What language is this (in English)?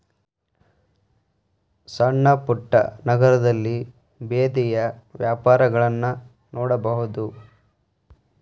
Kannada